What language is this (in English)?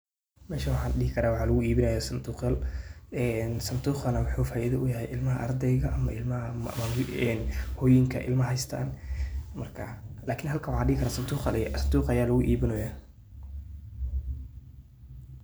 Somali